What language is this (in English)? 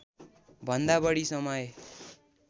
Nepali